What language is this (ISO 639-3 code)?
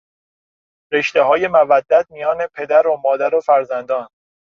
fas